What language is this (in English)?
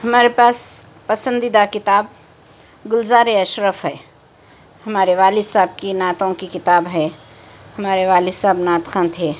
Urdu